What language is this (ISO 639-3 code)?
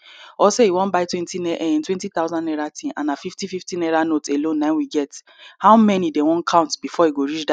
pcm